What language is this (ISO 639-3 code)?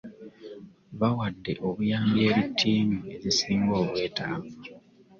lug